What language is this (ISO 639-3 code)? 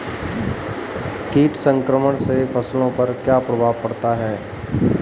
hin